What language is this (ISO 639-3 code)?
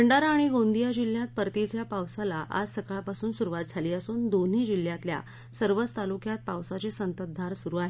mar